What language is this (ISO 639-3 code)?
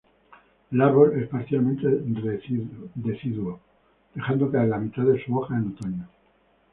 spa